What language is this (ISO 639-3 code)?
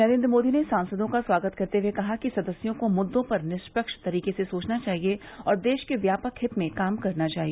hin